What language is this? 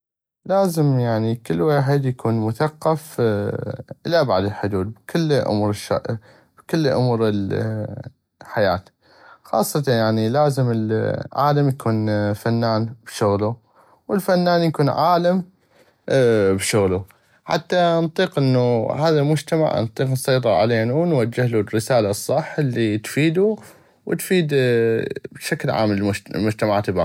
North Mesopotamian Arabic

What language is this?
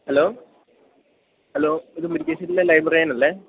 Malayalam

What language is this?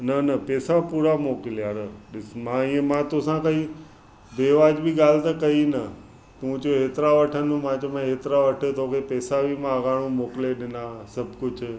Sindhi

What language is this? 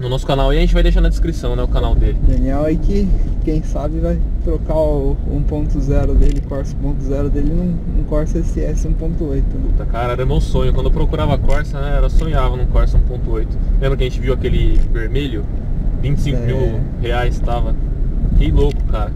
Portuguese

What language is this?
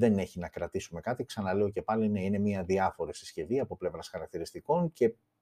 Greek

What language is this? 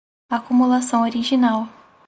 Portuguese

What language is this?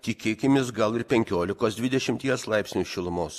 Lithuanian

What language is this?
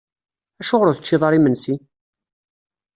Kabyle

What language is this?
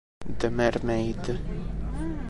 Italian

